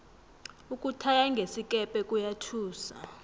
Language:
South Ndebele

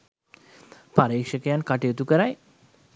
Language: Sinhala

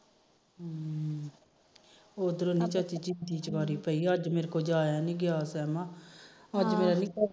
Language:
Punjabi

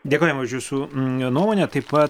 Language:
Lithuanian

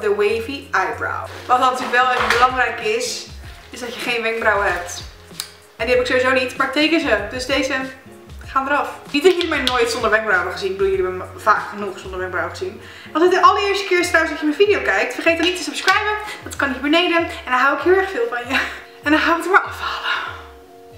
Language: Dutch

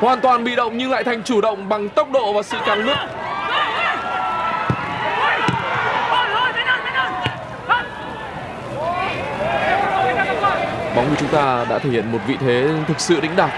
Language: Vietnamese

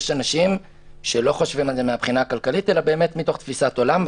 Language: Hebrew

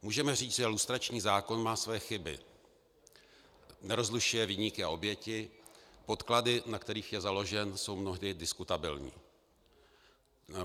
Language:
Czech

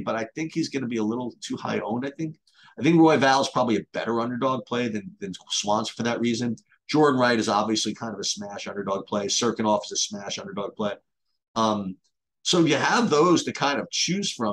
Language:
English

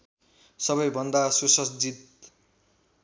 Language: Nepali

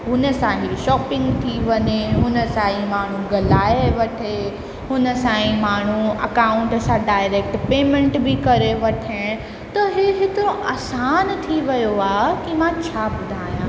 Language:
Sindhi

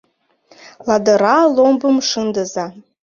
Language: Mari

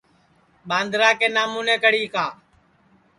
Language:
Sansi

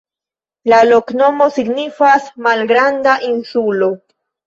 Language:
Esperanto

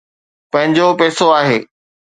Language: Sindhi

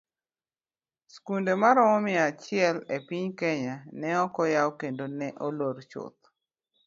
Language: Luo (Kenya and Tanzania)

